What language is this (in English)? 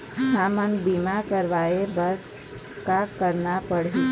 Chhattisgarhi